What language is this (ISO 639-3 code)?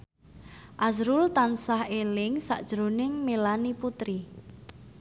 jav